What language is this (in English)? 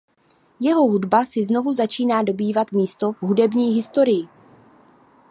Czech